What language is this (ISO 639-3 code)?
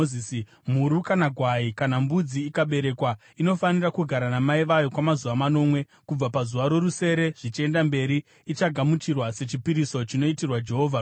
sna